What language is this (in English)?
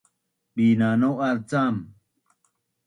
Bunun